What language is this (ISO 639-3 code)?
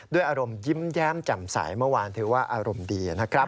tha